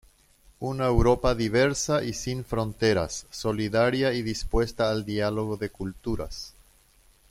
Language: Spanish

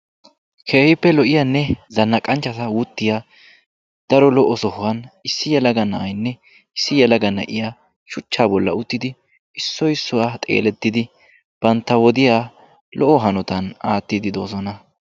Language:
Wolaytta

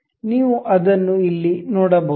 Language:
Kannada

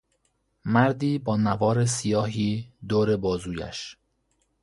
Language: Persian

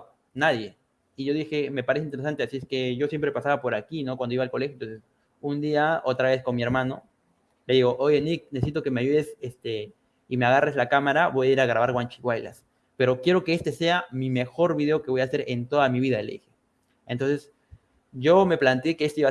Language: Spanish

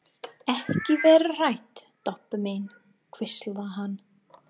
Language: Icelandic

